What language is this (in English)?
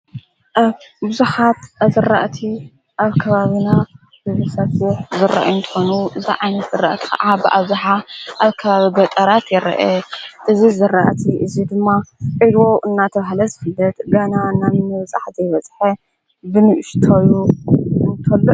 Tigrinya